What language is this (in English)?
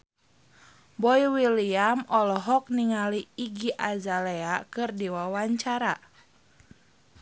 Sundanese